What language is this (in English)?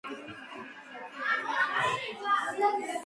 Georgian